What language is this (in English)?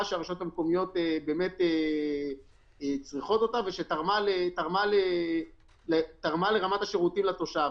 Hebrew